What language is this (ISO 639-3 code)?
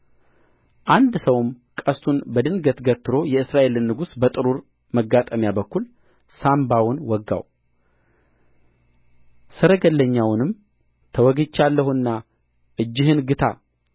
amh